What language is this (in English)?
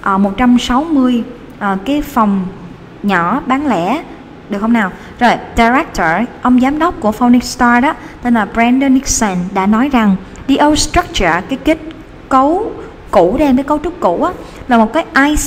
Vietnamese